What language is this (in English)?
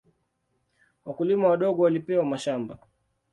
Swahili